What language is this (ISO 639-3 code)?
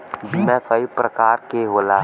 bho